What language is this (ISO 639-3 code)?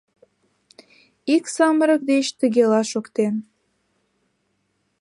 chm